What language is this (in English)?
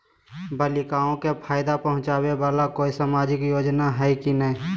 Magahi